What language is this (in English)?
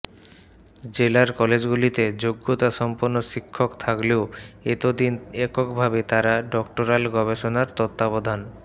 Bangla